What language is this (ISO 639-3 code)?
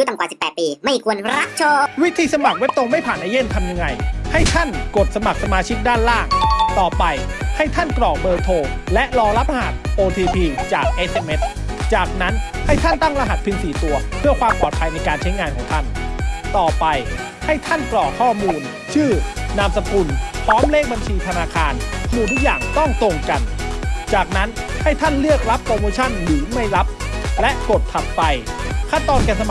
tha